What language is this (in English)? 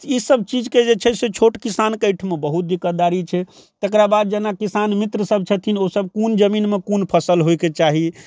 Maithili